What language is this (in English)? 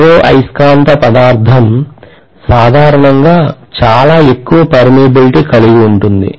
Telugu